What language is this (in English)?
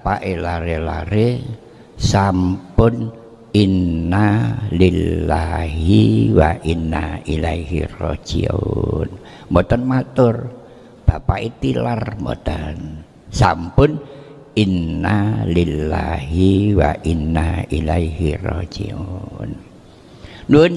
Indonesian